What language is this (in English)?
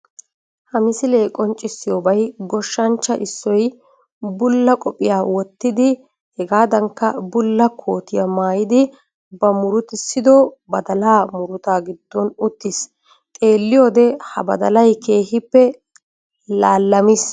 Wolaytta